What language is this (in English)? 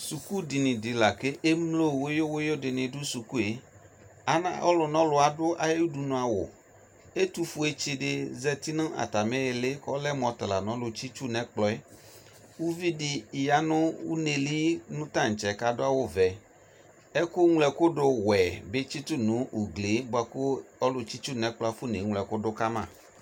Ikposo